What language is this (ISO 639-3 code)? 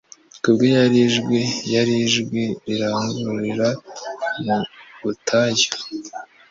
kin